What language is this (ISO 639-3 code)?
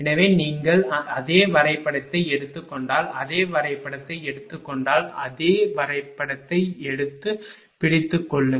tam